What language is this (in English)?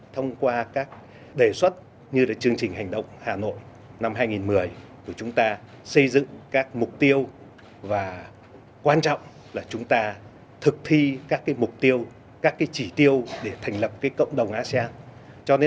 Vietnamese